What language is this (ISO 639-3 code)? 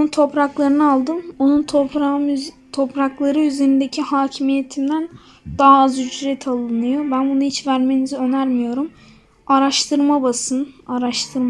tur